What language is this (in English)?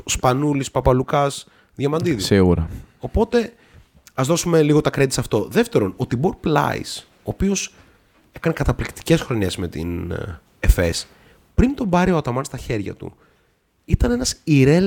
Greek